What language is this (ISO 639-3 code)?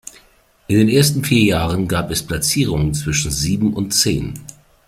deu